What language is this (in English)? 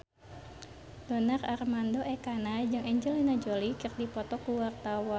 Sundanese